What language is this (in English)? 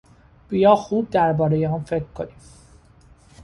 Persian